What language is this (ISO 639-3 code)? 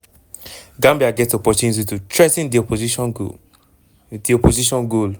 pcm